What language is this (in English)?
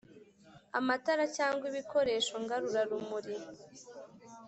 Kinyarwanda